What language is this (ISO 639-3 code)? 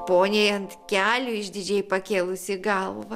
lit